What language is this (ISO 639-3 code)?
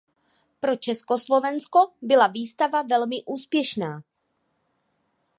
ces